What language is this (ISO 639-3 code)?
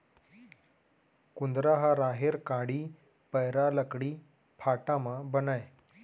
hne